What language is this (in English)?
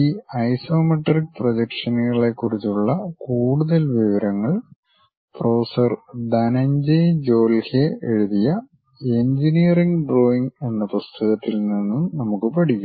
Malayalam